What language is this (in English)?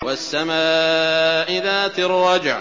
Arabic